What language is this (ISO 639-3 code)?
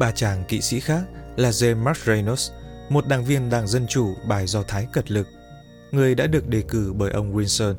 vie